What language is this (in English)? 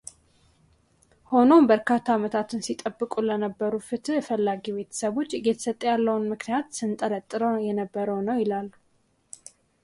Amharic